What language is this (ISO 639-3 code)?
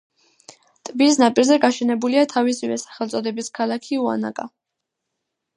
kat